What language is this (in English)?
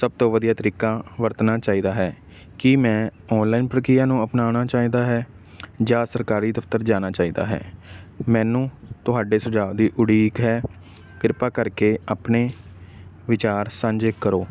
Punjabi